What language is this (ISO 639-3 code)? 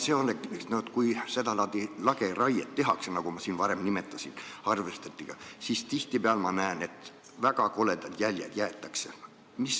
est